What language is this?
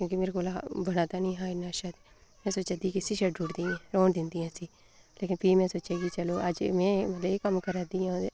Dogri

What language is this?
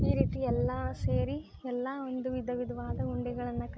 Kannada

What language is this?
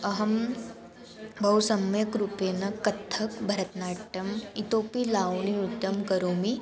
Sanskrit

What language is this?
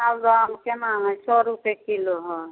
Maithili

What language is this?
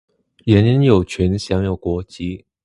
Chinese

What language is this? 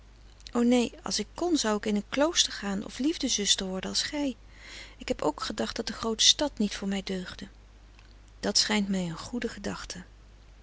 Dutch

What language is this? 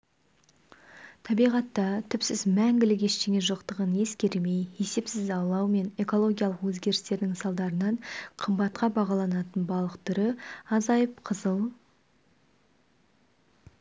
Kazakh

